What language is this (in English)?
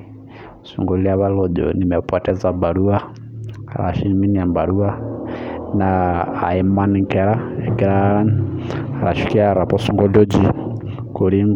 Masai